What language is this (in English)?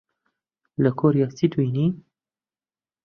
Central Kurdish